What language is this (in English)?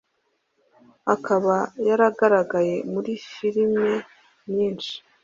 Kinyarwanda